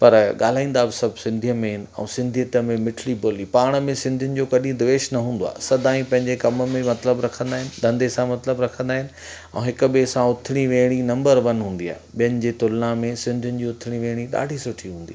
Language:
Sindhi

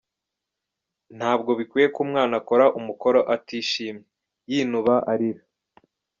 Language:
Kinyarwanda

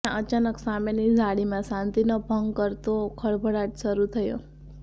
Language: Gujarati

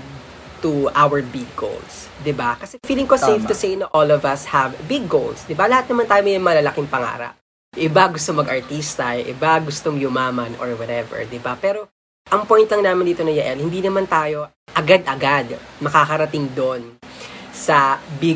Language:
Filipino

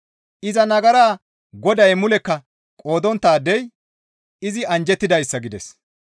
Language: Gamo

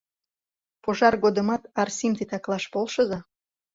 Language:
Mari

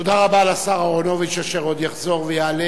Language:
Hebrew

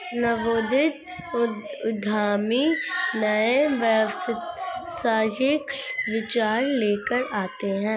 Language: Hindi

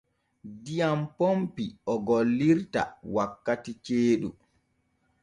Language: Borgu Fulfulde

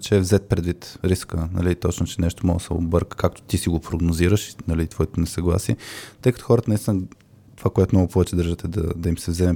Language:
Bulgarian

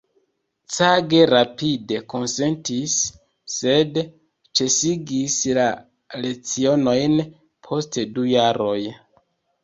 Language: Esperanto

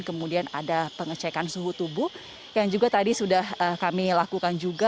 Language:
Indonesian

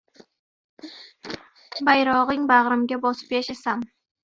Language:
Uzbek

